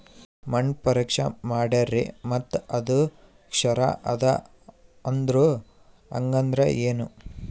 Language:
Kannada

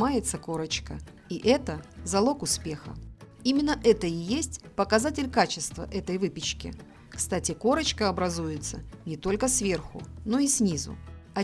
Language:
Russian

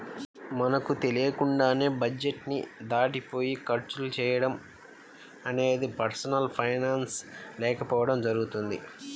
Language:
Telugu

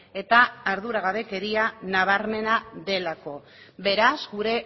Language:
Basque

